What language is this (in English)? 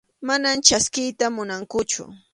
Arequipa-La Unión Quechua